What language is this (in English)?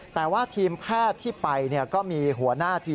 Thai